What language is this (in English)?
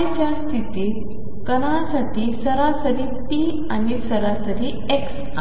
Marathi